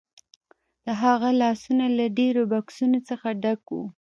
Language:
Pashto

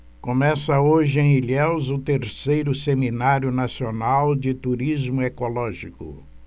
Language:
Portuguese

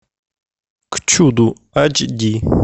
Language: Russian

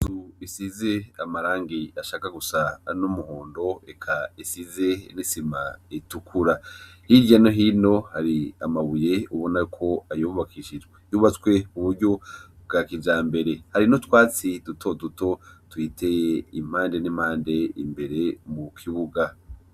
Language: Rundi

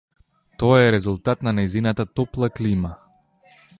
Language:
Macedonian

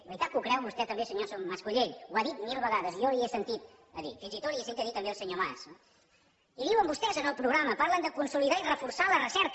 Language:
Catalan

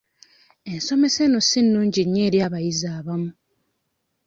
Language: Ganda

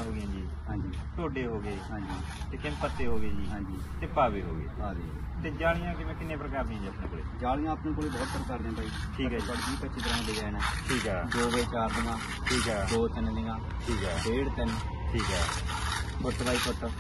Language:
Punjabi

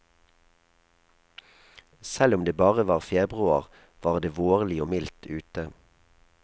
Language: Norwegian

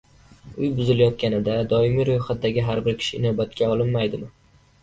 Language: Uzbek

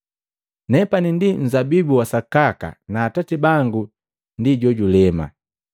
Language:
Matengo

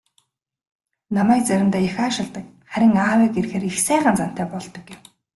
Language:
Mongolian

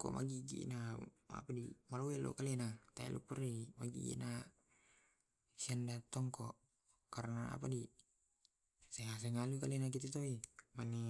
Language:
Tae'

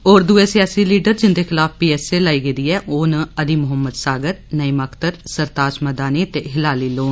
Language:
Dogri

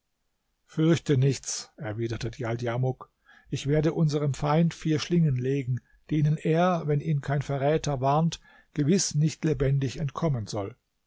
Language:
German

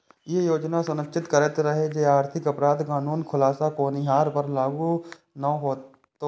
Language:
Maithili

